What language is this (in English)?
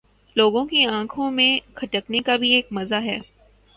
Urdu